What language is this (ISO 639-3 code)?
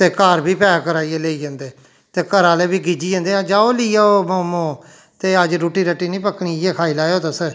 doi